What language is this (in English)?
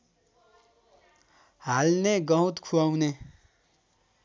Nepali